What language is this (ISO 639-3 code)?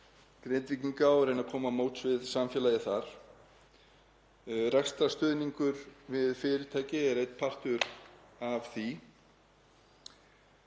isl